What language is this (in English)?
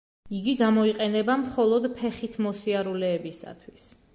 Georgian